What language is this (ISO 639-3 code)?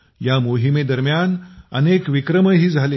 mar